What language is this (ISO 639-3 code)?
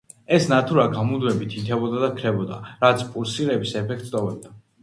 kat